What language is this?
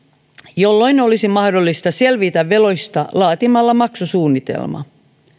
Finnish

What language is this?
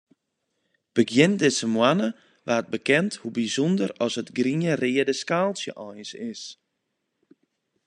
Western Frisian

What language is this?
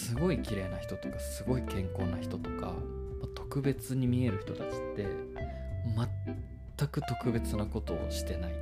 Japanese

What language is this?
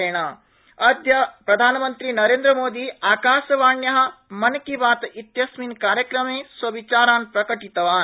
Sanskrit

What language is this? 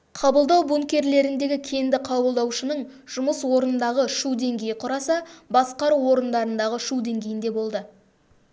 Kazakh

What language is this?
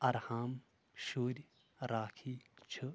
Kashmiri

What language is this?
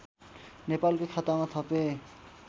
Nepali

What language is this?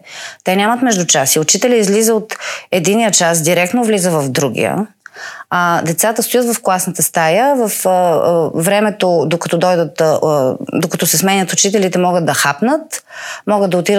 Bulgarian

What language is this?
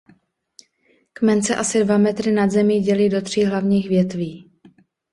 Czech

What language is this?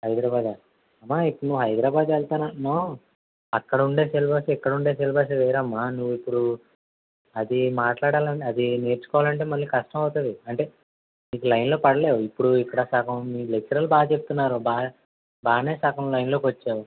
Telugu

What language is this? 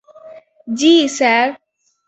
Bangla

